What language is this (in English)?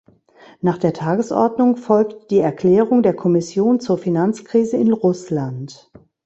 German